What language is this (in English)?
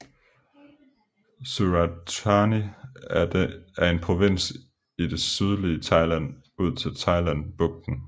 Danish